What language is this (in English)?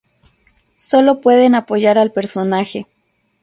Spanish